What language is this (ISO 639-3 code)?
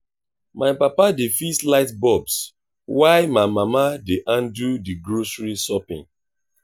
pcm